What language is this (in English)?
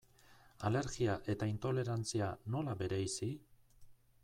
Basque